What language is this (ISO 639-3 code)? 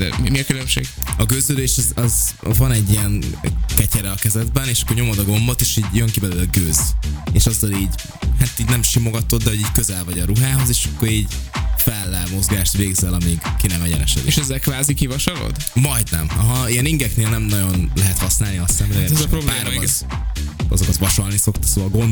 hun